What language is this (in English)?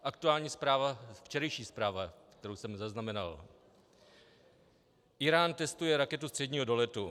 Czech